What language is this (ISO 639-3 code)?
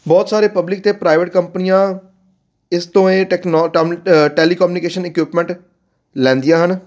pan